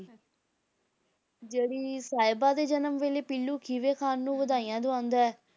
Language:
Punjabi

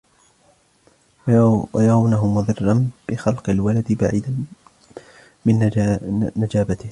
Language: Arabic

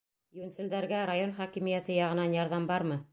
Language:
Bashkir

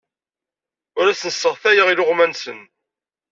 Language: Kabyle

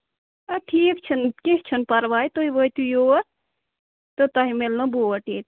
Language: Kashmiri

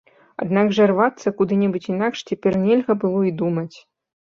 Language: Belarusian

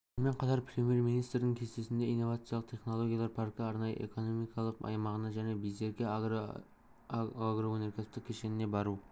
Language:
Kazakh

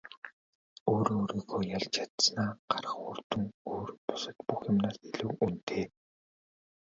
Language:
Mongolian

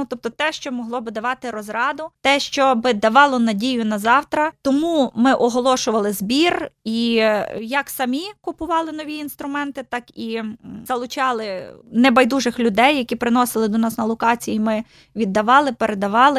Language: Ukrainian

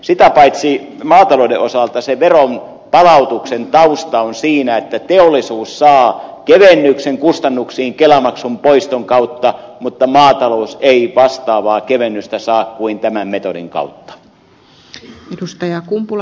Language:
Finnish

